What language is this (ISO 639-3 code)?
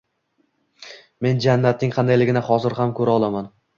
uzb